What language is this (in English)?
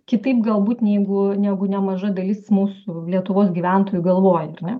Lithuanian